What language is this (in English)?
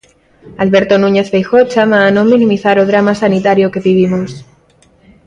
Galician